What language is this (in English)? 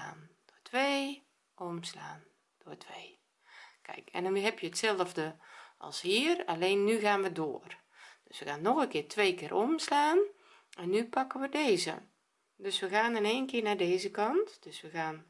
Dutch